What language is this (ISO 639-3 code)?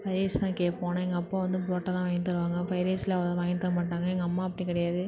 tam